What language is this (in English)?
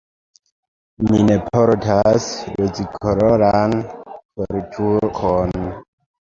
Esperanto